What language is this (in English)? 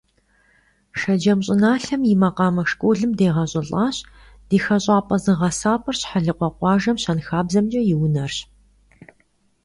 Kabardian